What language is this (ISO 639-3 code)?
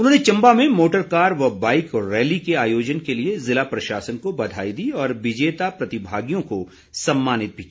hin